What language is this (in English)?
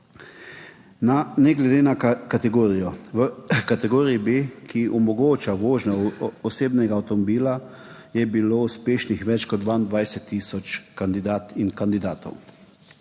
Slovenian